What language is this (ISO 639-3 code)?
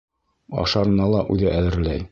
bak